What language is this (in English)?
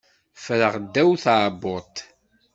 Kabyle